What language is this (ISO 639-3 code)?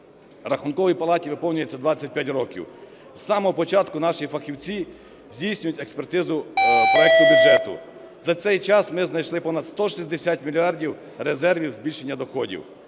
ukr